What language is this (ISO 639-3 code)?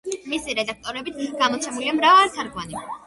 kat